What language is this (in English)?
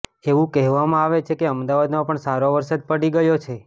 Gujarati